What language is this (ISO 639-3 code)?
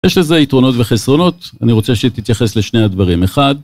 heb